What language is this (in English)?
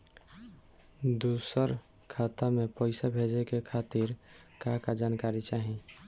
Bhojpuri